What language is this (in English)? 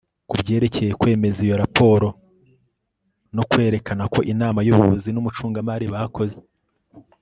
Kinyarwanda